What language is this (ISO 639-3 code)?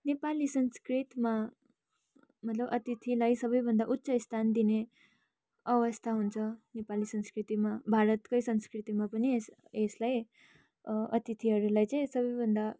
nep